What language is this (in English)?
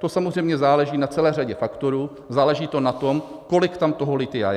Czech